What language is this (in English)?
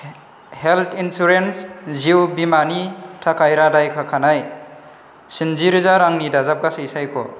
Bodo